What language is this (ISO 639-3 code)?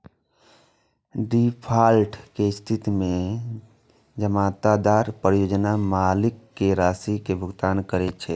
mai